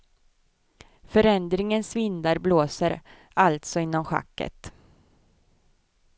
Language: Swedish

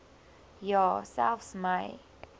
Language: Afrikaans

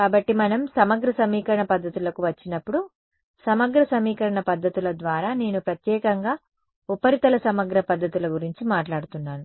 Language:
Telugu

